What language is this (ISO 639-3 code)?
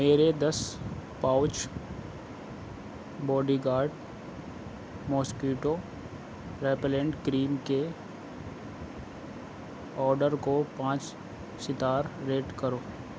urd